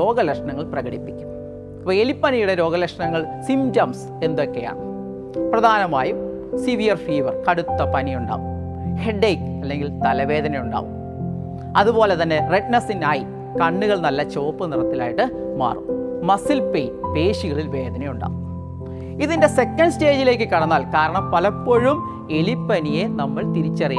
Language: Malayalam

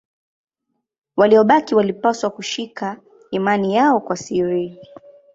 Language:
Swahili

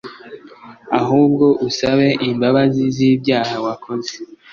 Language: Kinyarwanda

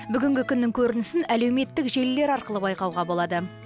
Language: Kazakh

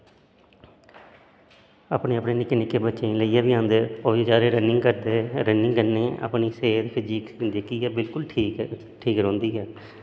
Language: Dogri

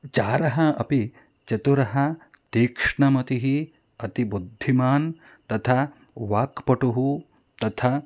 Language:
Sanskrit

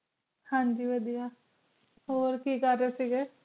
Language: Punjabi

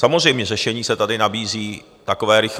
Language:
Czech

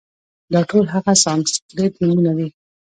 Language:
Pashto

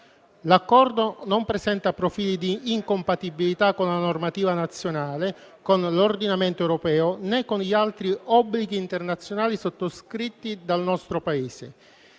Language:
Italian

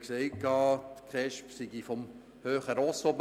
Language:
Swiss German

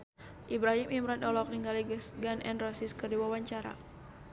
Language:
Sundanese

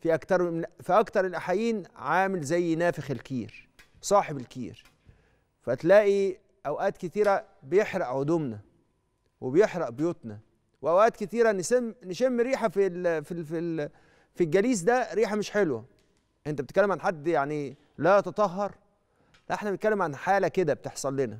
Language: Arabic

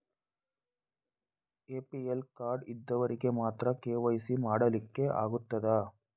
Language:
Kannada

